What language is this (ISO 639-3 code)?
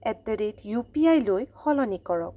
asm